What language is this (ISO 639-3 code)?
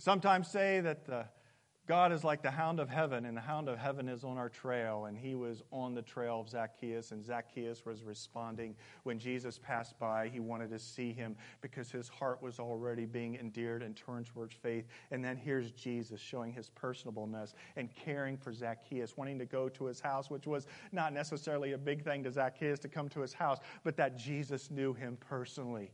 eng